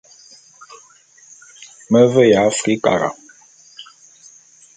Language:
Bulu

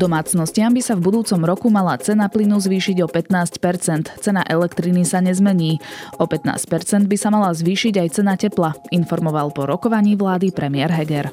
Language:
Slovak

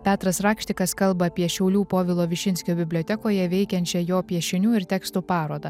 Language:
Lithuanian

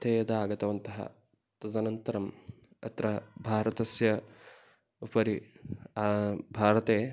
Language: Sanskrit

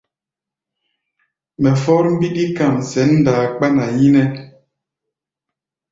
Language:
Gbaya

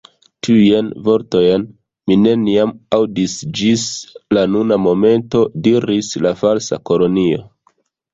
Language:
Esperanto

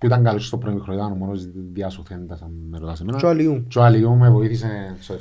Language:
Greek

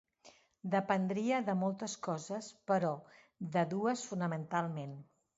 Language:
Catalan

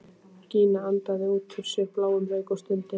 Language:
Icelandic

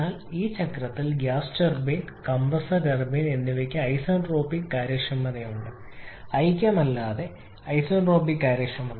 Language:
Malayalam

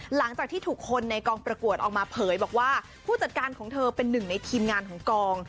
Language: Thai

